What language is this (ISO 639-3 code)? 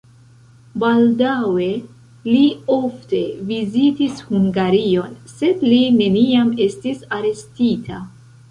epo